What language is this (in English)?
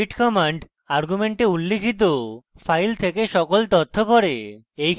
Bangla